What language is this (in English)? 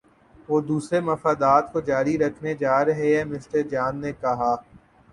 Urdu